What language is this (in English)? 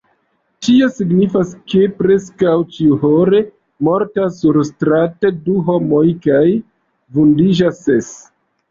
Esperanto